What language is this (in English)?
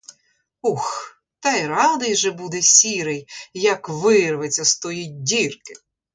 Ukrainian